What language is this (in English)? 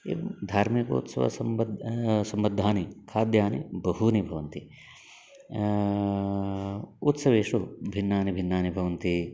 Sanskrit